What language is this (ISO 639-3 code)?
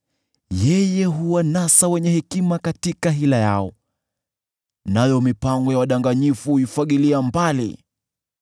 swa